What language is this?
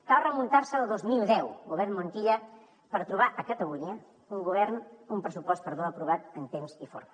Catalan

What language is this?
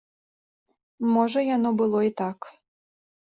Belarusian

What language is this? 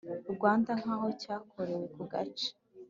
Kinyarwanda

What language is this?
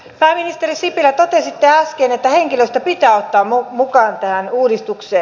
Finnish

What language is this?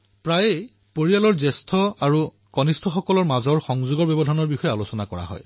Assamese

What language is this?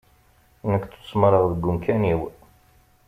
Kabyle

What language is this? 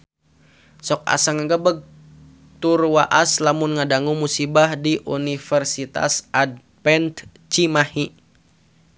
Sundanese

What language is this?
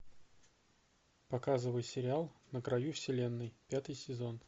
Russian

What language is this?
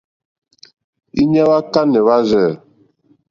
Mokpwe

